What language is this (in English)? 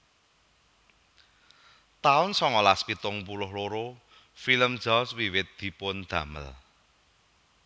Javanese